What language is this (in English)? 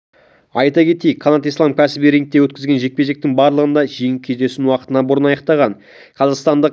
Kazakh